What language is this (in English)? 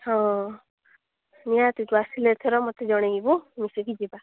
Odia